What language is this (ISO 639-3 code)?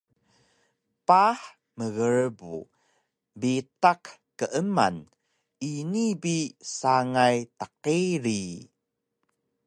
trv